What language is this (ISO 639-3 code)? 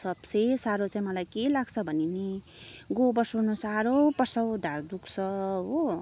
nep